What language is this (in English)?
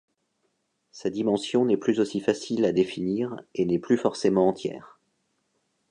French